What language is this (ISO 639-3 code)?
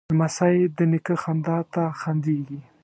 pus